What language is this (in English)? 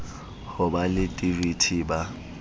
Southern Sotho